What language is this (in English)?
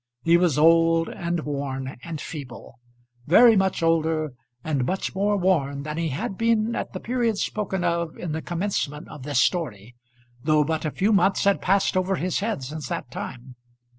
English